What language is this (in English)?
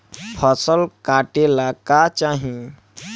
Bhojpuri